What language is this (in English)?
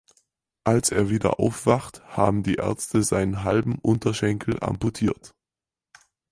German